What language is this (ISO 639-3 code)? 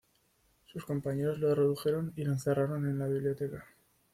spa